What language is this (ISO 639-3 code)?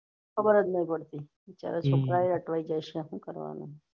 guj